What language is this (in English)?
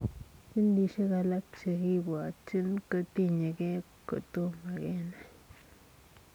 Kalenjin